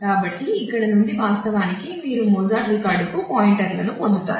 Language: Telugu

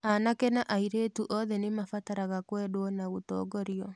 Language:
Kikuyu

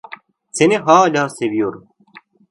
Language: Turkish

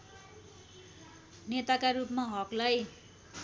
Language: Nepali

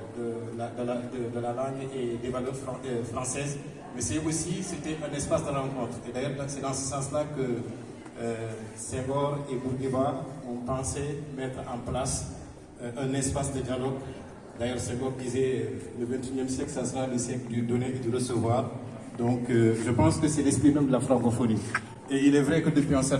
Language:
French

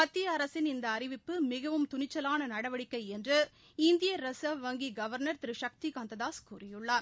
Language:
Tamil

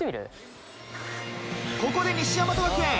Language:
Japanese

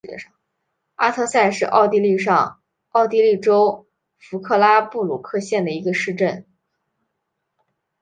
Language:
Chinese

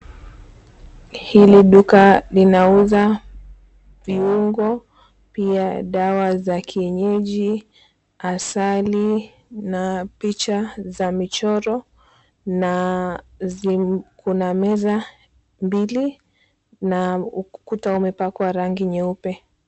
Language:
Swahili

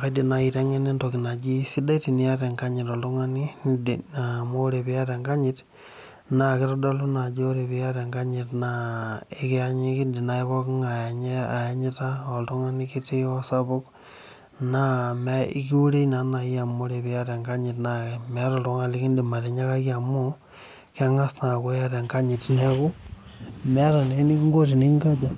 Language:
Masai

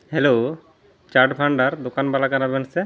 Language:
Santali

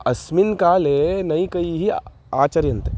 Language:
Sanskrit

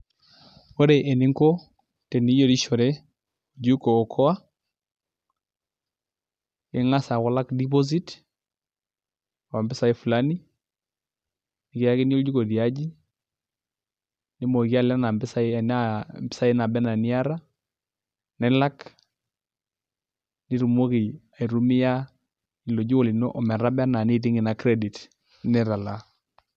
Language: Masai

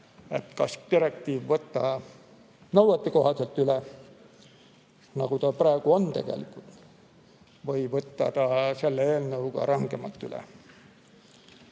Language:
Estonian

